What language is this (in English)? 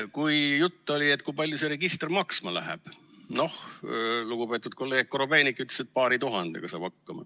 Estonian